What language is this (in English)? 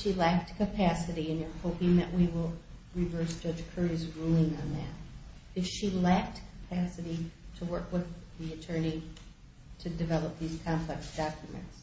English